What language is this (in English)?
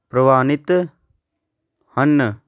Punjabi